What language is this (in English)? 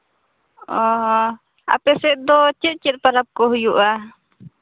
Santali